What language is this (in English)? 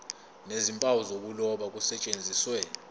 Zulu